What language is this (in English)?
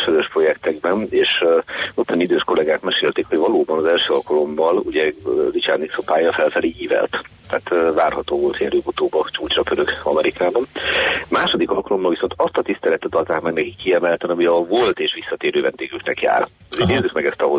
Hungarian